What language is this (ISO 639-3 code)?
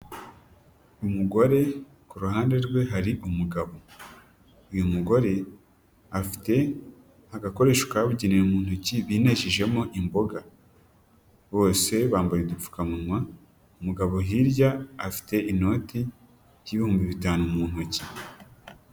kin